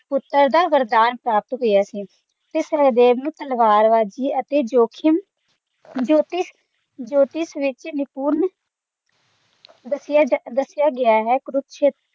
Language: Punjabi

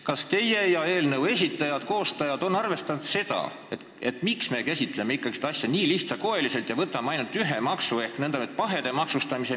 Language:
Estonian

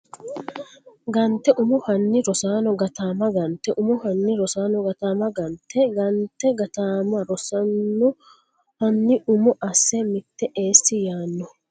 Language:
Sidamo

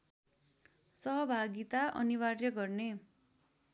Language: Nepali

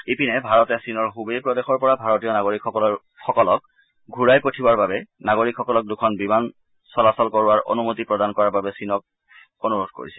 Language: Assamese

